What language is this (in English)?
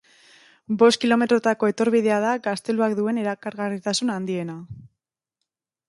Basque